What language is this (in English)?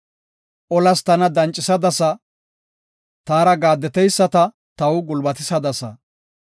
Gofa